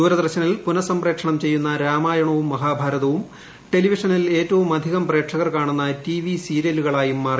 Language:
Malayalam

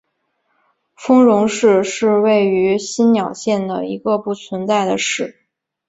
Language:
Chinese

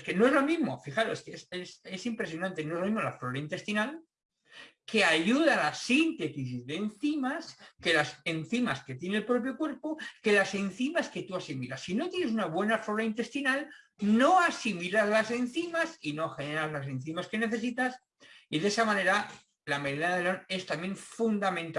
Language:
Spanish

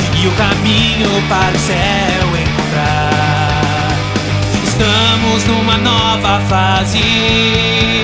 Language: Romanian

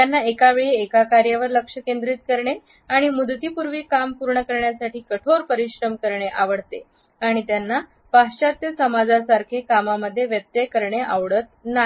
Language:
Marathi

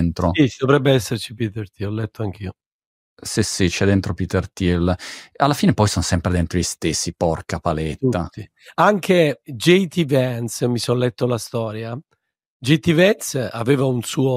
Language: Italian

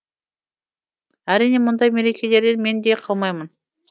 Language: Kazakh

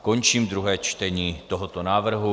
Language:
Czech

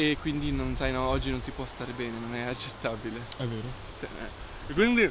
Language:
Italian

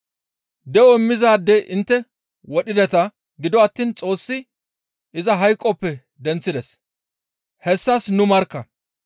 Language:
Gamo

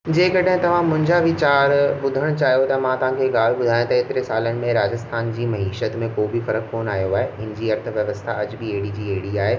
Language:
Sindhi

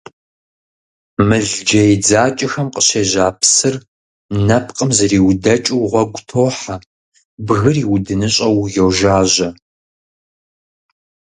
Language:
Kabardian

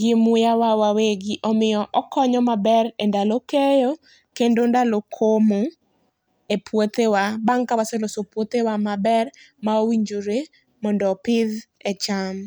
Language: Luo (Kenya and Tanzania)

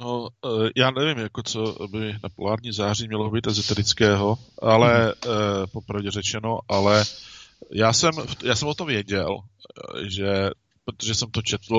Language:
Czech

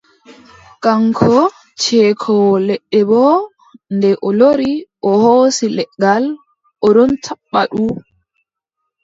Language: Adamawa Fulfulde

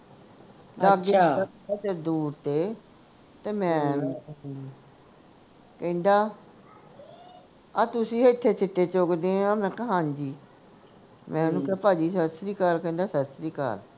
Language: Punjabi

